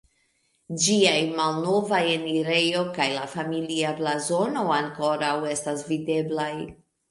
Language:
Esperanto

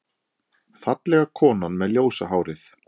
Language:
Icelandic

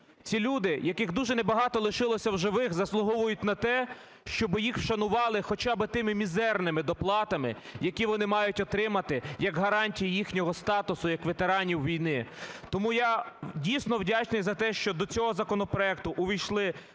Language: Ukrainian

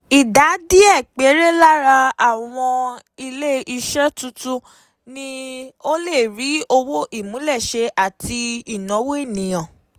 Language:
Yoruba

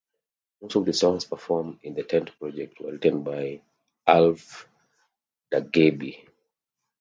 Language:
English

